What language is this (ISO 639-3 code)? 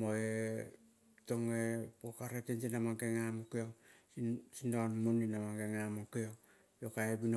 kol